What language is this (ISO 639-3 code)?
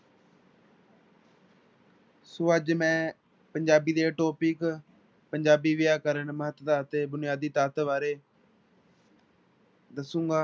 pan